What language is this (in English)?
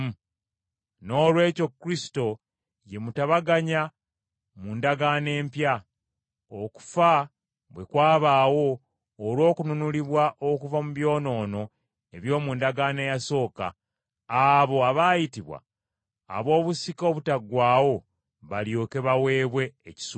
Ganda